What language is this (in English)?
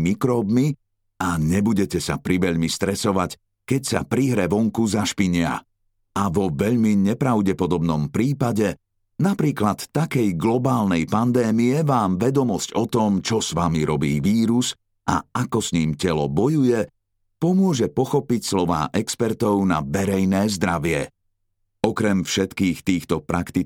Slovak